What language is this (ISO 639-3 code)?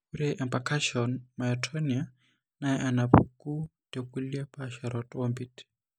mas